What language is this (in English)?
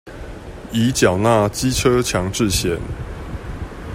Chinese